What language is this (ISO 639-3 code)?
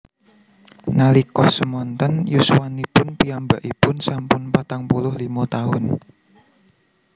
jav